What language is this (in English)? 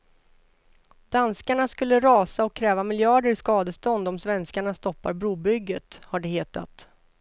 Swedish